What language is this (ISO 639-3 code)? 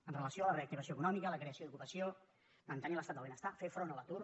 cat